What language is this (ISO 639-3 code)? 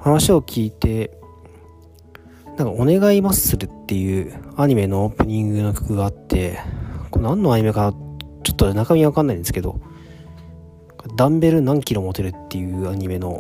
jpn